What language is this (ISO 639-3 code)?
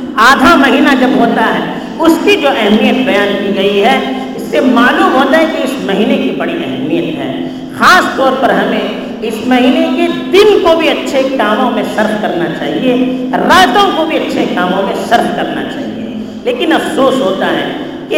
urd